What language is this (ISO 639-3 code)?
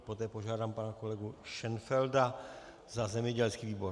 ces